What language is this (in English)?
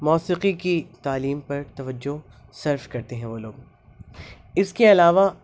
Urdu